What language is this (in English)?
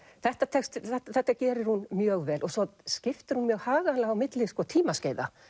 Icelandic